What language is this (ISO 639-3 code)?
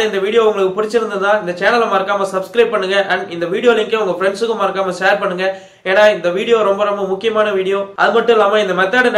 tam